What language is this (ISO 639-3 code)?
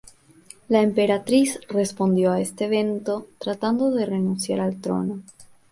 spa